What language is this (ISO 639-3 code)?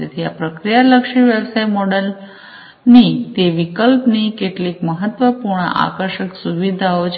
guj